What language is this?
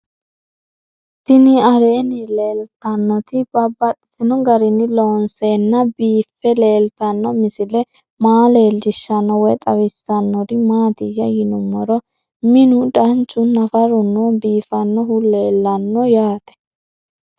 Sidamo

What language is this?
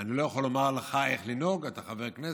Hebrew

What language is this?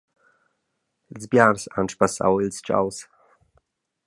Romansh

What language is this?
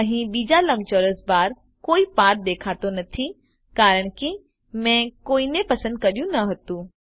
Gujarati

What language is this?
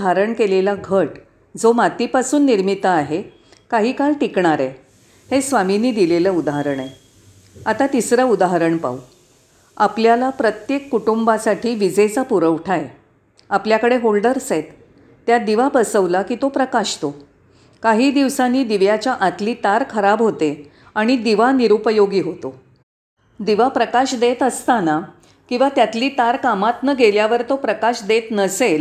Marathi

